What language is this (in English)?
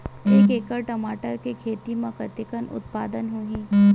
Chhattisgarhi